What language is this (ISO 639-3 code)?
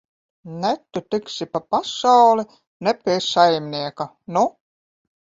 lav